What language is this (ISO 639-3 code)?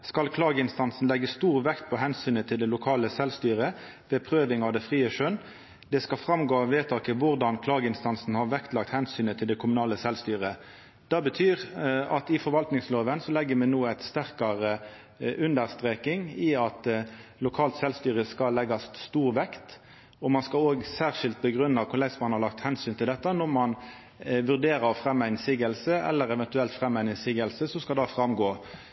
nno